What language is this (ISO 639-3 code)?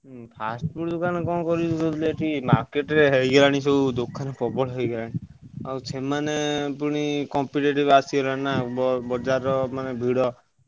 ori